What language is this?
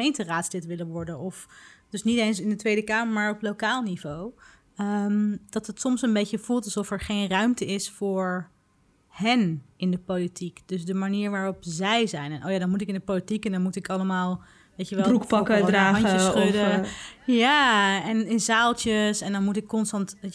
Dutch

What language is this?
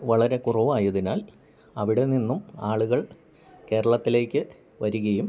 Malayalam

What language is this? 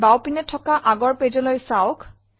Assamese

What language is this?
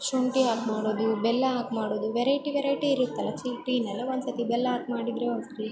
Kannada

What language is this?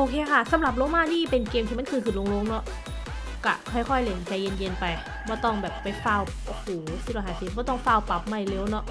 Thai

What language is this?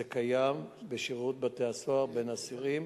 Hebrew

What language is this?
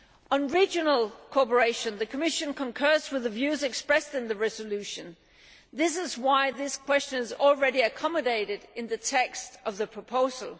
English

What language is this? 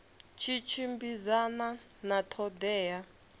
Venda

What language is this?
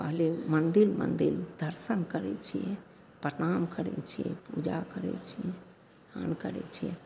Maithili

